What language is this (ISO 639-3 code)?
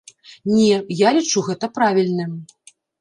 bel